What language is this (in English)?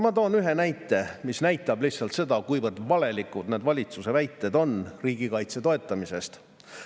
Estonian